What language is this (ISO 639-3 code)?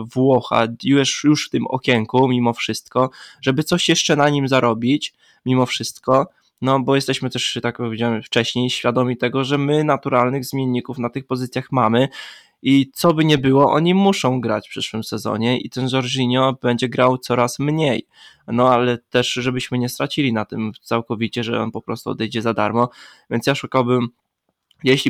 pol